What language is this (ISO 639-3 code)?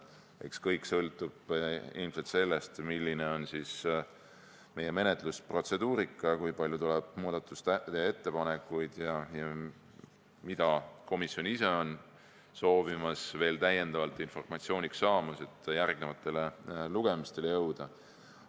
est